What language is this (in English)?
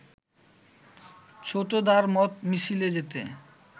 Bangla